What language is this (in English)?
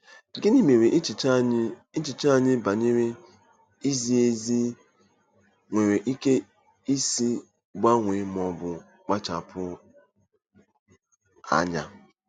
Igbo